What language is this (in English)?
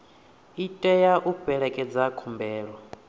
Venda